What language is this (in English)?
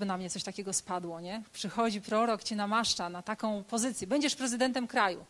Polish